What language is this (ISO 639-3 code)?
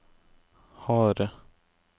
nor